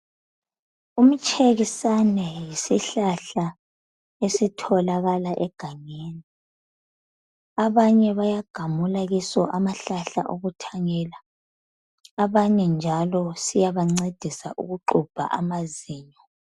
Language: North Ndebele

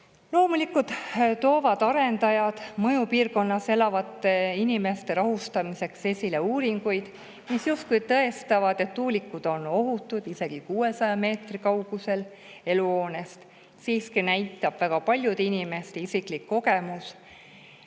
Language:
Estonian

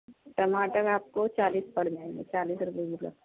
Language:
Urdu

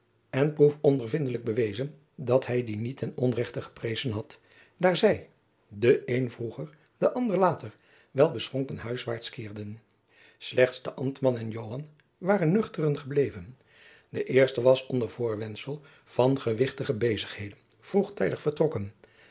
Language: Dutch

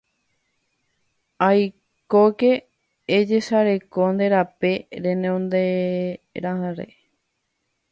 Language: Guarani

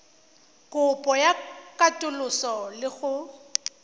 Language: Tswana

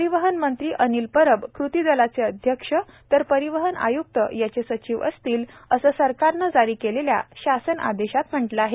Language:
Marathi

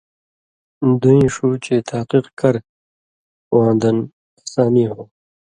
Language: Indus Kohistani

